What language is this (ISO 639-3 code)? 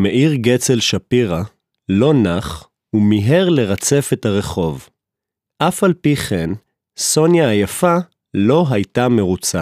heb